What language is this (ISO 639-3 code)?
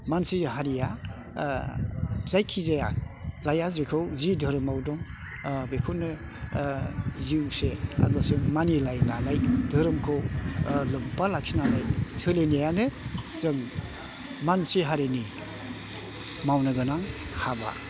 brx